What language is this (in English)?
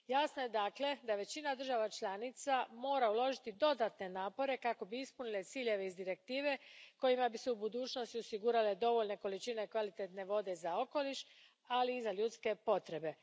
Croatian